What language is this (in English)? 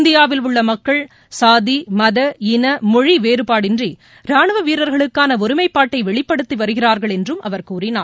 Tamil